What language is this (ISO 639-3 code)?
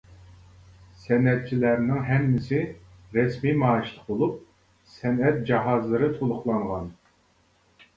uig